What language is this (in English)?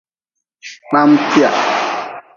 Nawdm